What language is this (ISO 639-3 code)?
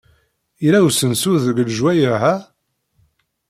kab